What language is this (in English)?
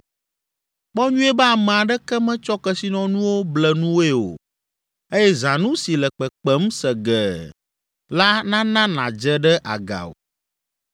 Ewe